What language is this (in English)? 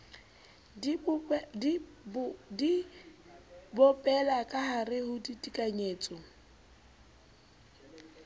Southern Sotho